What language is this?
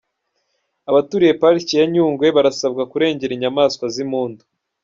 Kinyarwanda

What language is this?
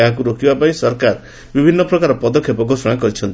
Odia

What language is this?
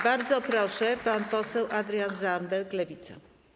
Polish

